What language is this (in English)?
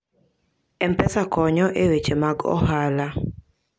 Luo (Kenya and Tanzania)